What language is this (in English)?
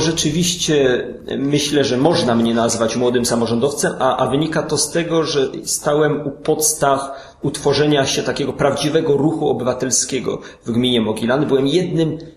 Polish